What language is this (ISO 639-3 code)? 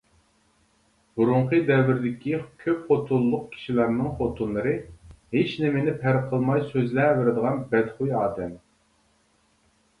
uig